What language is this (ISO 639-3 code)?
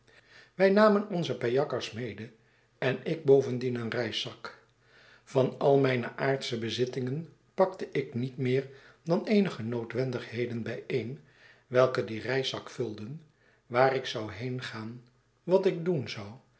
nld